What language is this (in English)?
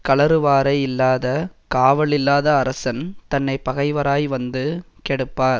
Tamil